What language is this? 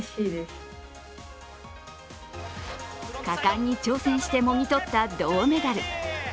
Japanese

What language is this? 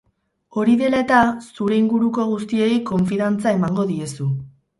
Basque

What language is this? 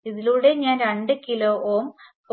Malayalam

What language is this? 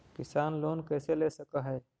Magahi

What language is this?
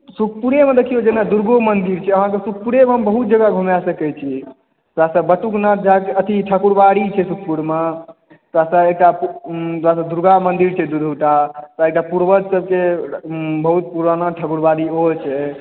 Maithili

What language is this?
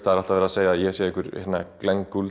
Icelandic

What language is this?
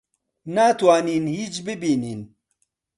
Central Kurdish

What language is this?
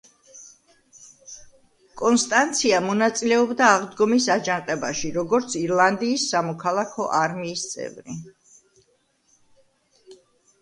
Georgian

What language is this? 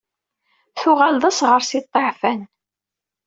Kabyle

